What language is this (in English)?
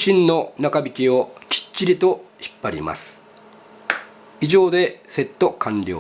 Japanese